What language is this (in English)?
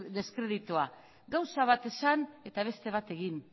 Basque